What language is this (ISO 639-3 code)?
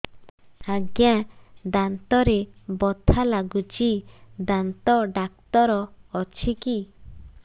ori